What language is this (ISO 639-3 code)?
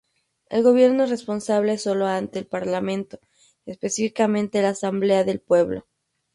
spa